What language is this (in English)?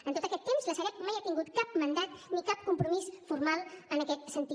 Catalan